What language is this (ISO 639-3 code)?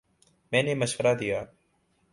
urd